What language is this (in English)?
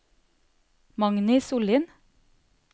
Norwegian